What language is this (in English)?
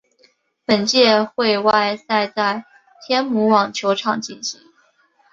Chinese